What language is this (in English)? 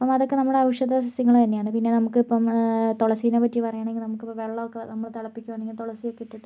Malayalam